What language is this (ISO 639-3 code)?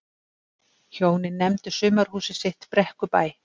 isl